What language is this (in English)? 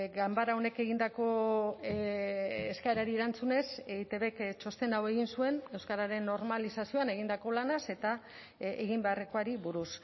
Basque